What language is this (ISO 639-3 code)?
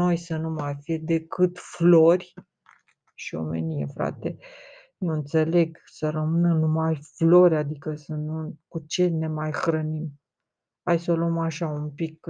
ron